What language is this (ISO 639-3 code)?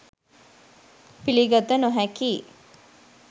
sin